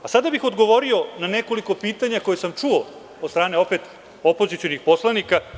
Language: Serbian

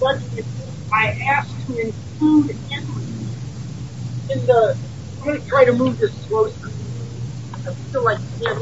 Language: English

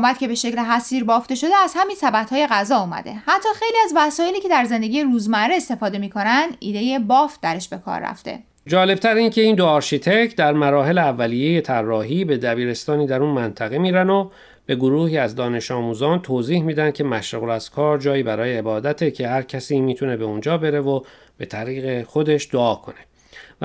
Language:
Persian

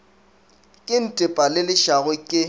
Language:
Northern Sotho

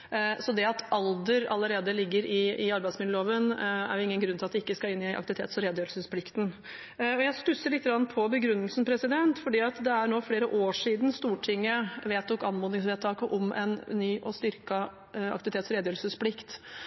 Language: Norwegian Bokmål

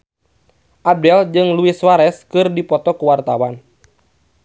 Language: Sundanese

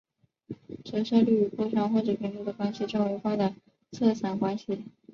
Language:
Chinese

